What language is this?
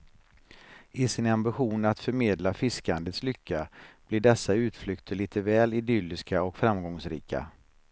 Swedish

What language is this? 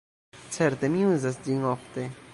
Esperanto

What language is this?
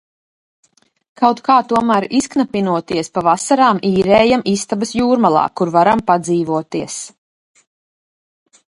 Latvian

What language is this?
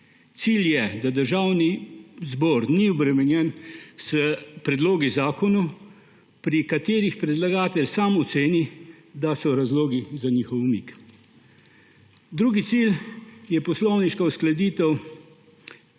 Slovenian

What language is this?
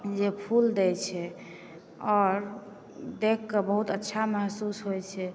Maithili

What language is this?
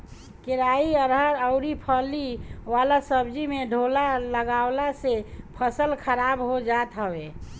Bhojpuri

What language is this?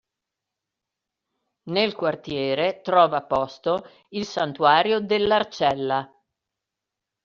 Italian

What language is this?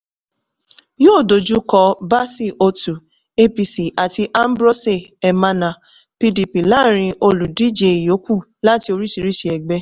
Yoruba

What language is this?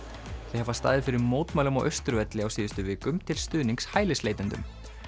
Icelandic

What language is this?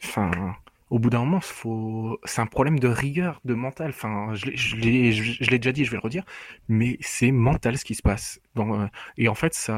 French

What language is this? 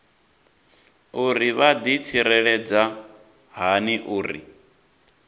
Venda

